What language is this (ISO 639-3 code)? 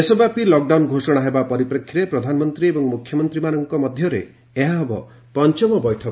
ori